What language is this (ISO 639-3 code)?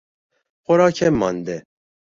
fas